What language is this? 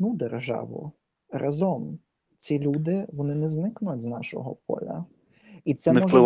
Ukrainian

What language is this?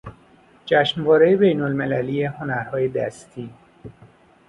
Persian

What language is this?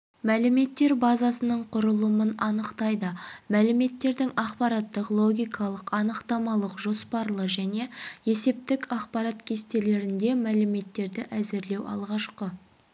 Kazakh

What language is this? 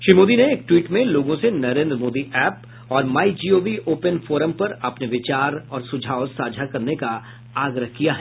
Hindi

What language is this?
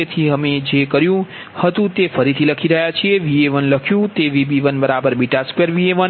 Gujarati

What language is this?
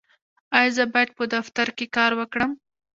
Pashto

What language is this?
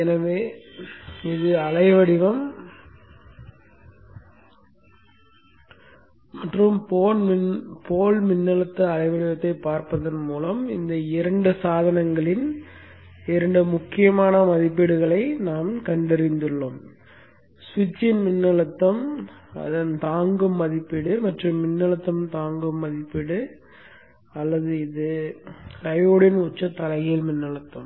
Tamil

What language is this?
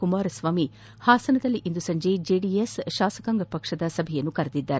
Kannada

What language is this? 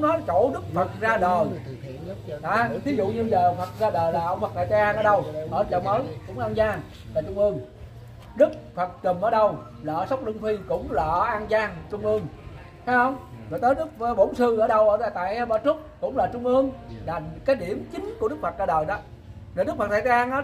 Vietnamese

